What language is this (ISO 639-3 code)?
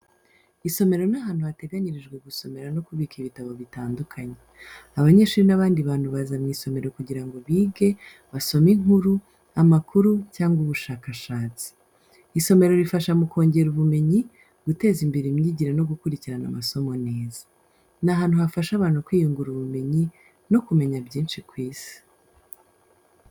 kin